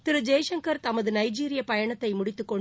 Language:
Tamil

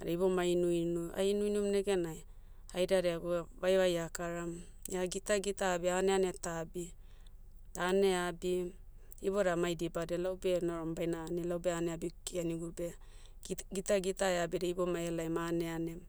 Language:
Motu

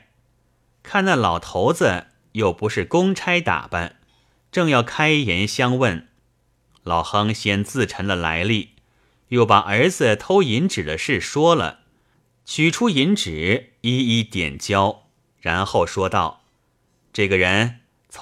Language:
Chinese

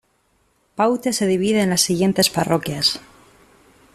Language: Spanish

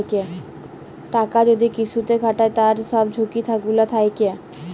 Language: Bangla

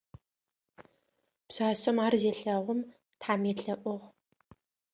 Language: Adyghe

